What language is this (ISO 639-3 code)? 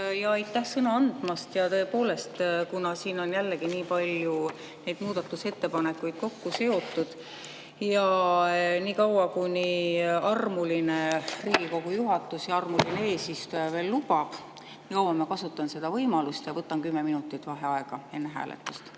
est